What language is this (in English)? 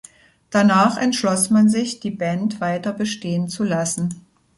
German